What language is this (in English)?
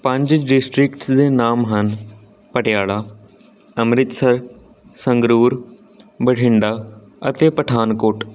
Punjabi